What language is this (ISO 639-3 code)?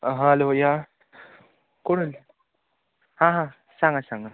kok